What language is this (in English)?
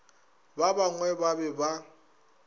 Northern Sotho